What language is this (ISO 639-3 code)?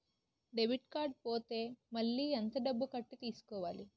tel